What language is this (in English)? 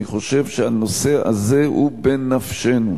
Hebrew